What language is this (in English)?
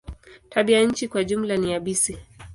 Swahili